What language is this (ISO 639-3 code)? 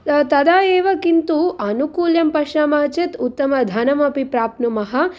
san